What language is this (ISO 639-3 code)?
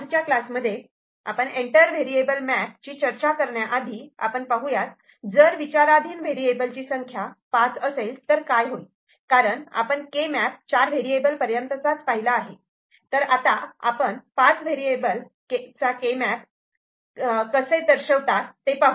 mar